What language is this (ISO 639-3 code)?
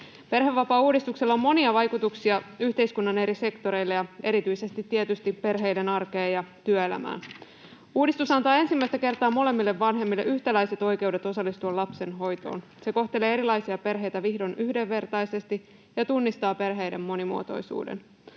fin